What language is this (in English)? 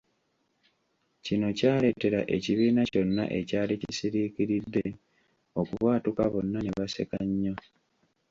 Ganda